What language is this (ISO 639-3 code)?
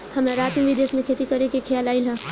bho